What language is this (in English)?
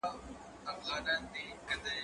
Pashto